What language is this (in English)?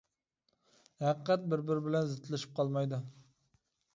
Uyghur